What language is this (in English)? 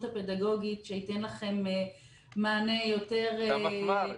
Hebrew